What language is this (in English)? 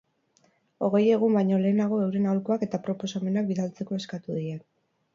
Basque